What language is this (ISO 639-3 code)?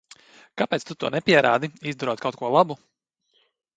lav